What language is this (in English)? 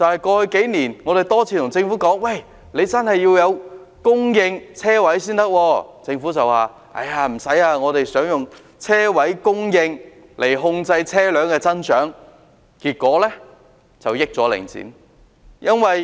Cantonese